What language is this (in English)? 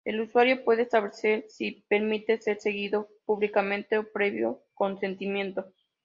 Spanish